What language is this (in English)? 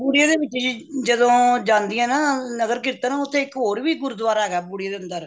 Punjabi